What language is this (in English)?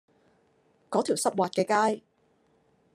Cantonese